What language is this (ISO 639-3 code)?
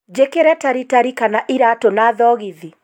kik